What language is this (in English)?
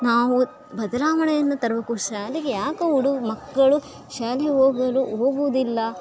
Kannada